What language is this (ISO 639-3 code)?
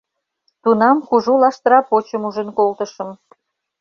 chm